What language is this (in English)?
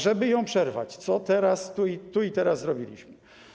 Polish